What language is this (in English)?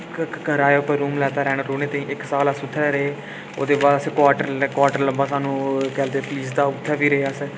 Dogri